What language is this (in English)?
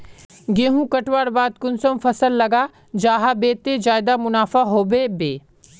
Magahi